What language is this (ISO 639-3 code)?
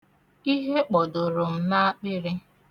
ibo